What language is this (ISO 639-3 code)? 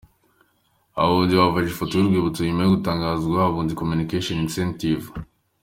kin